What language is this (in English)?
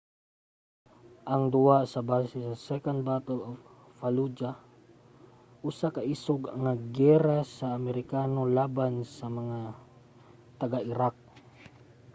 Cebuano